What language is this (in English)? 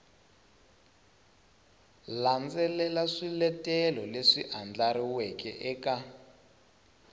Tsonga